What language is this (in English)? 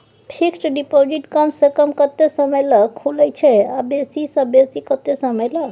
Maithili